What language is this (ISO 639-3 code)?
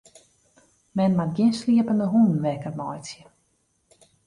fry